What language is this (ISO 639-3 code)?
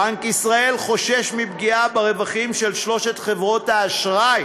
heb